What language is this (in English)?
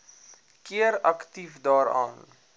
Afrikaans